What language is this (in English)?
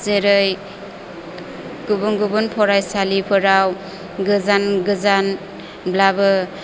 Bodo